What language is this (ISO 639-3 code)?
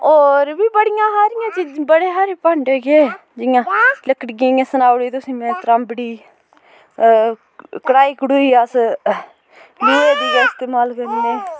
doi